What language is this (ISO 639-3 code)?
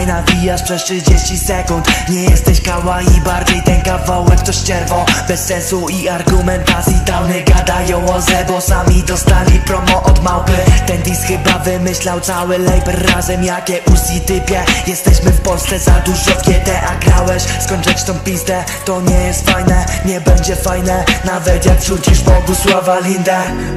pol